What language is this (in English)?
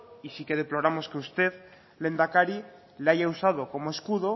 Spanish